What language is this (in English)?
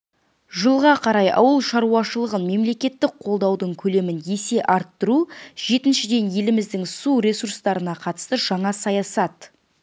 Kazakh